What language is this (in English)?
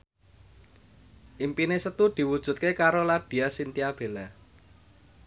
Javanese